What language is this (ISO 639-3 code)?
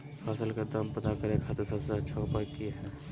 mag